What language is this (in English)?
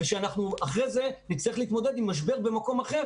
Hebrew